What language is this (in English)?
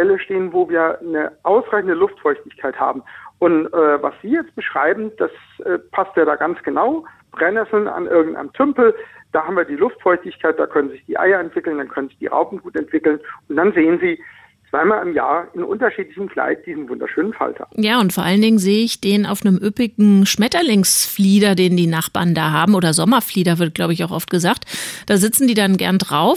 German